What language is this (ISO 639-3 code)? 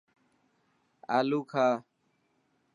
mki